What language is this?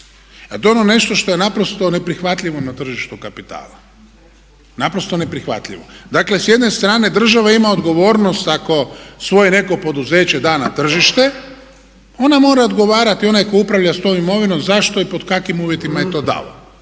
Croatian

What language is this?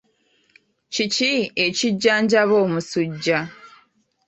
Ganda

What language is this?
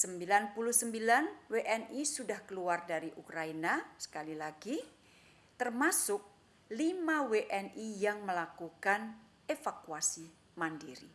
Indonesian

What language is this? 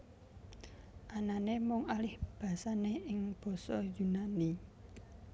Javanese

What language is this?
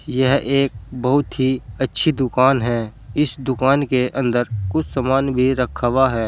Hindi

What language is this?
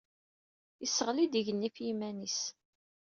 Kabyle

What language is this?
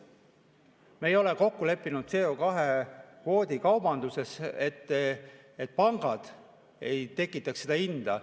Estonian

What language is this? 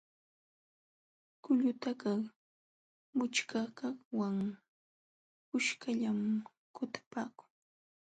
Jauja Wanca Quechua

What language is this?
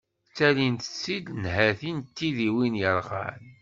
Kabyle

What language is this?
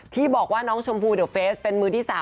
Thai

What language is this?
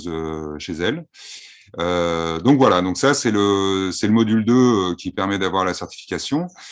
French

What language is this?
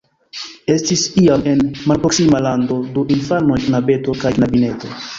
Esperanto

